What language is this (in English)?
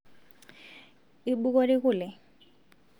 Masai